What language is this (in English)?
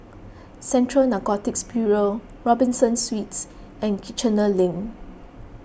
English